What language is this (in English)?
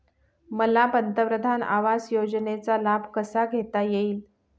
Marathi